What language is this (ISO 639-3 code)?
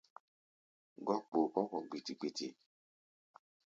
gba